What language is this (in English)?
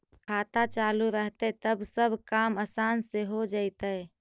Magahi